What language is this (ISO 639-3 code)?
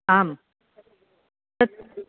san